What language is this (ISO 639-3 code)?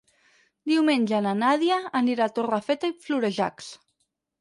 cat